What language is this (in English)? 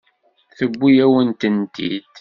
Kabyle